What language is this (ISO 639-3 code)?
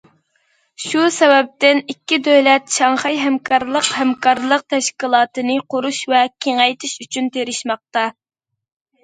uig